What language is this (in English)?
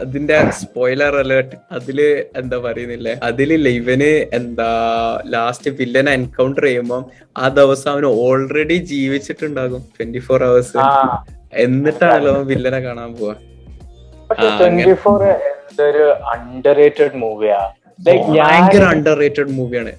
Malayalam